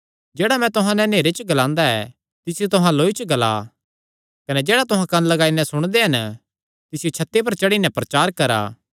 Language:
Kangri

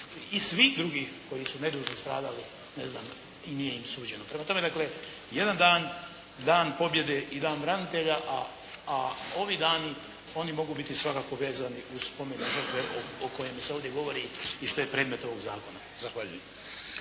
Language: Croatian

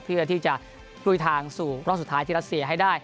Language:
Thai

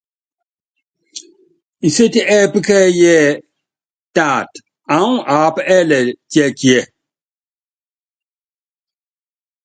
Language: Yangben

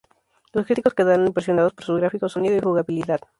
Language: Spanish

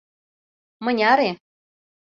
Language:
Mari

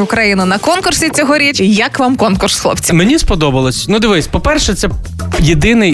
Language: Ukrainian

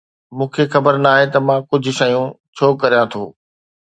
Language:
Sindhi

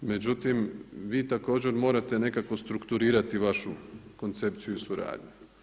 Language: Croatian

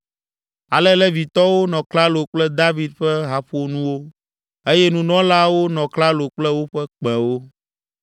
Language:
Ewe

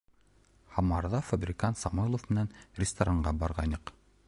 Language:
Bashkir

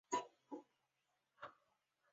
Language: Chinese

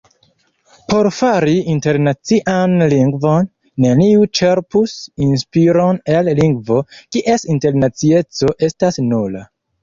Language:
Esperanto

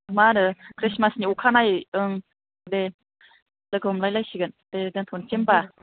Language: Bodo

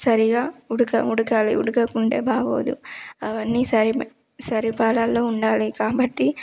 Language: Telugu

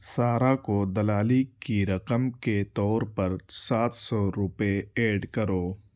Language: Urdu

